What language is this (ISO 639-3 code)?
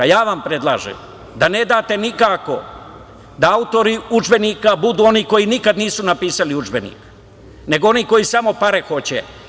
srp